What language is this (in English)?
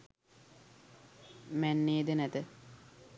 Sinhala